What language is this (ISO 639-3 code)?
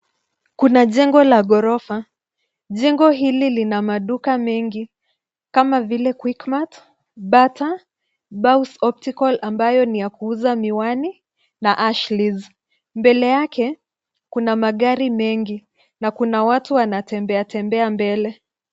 swa